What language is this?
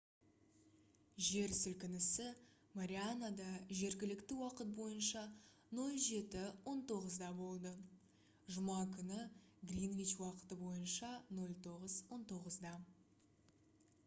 Kazakh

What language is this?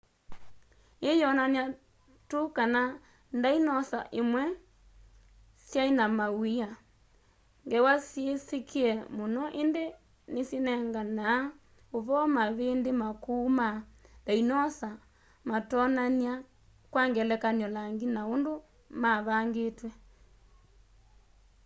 Kamba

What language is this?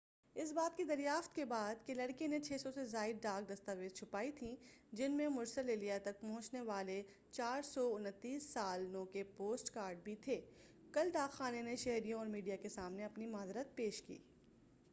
Urdu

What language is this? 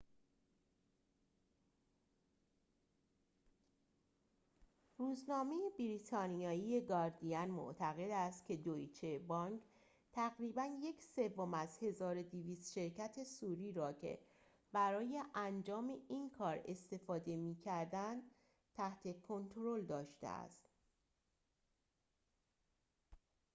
Persian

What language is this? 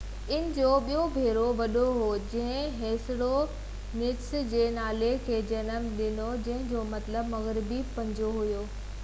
Sindhi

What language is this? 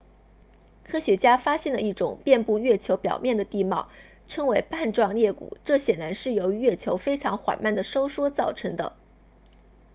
Chinese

